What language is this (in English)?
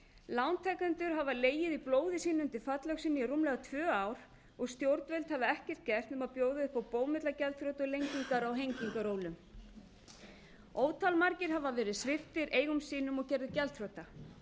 Icelandic